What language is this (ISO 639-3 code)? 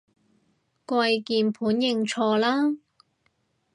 yue